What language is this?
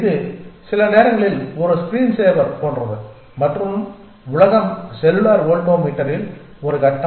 Tamil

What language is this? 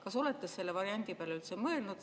Estonian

